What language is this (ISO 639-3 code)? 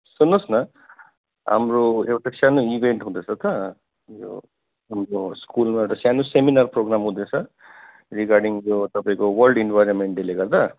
nep